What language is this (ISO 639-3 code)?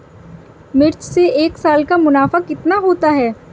hin